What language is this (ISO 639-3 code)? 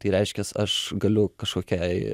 lit